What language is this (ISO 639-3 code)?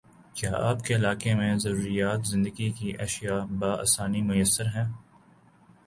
urd